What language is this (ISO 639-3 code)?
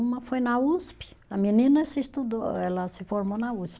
por